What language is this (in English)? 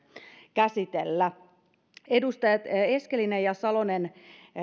Finnish